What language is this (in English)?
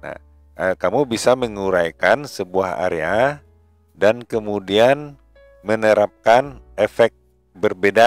Indonesian